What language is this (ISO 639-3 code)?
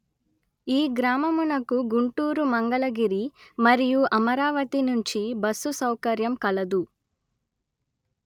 tel